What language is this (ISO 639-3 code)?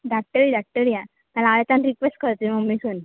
kok